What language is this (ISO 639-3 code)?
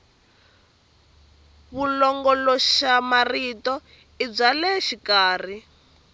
tso